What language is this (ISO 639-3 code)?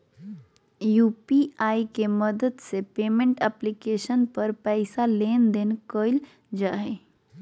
mag